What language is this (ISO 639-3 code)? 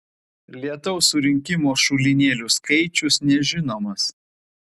lit